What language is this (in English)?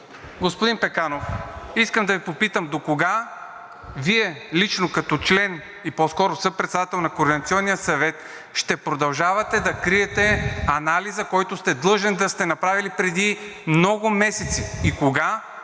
Bulgarian